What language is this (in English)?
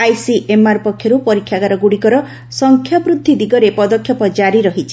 Odia